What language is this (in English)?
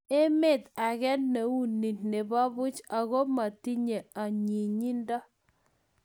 Kalenjin